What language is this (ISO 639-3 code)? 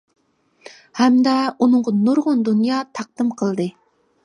uig